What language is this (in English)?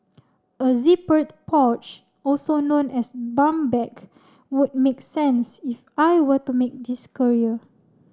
English